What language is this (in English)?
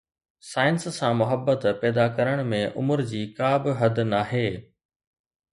Sindhi